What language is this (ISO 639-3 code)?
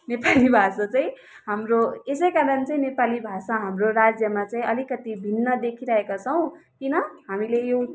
nep